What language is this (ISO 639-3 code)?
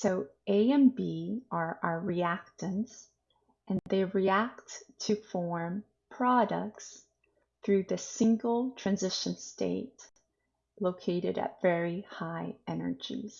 eng